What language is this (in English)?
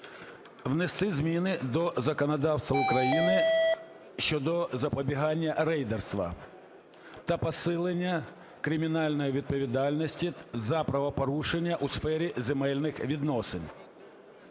Ukrainian